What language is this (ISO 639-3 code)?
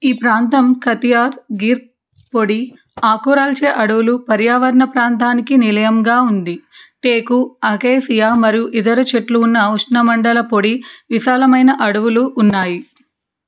tel